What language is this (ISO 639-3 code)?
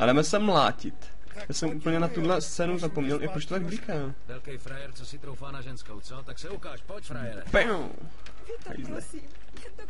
ces